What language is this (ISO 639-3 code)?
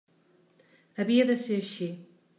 cat